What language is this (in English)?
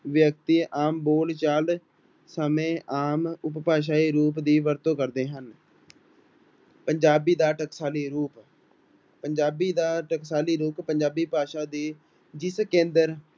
Punjabi